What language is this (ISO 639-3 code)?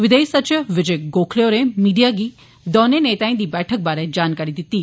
doi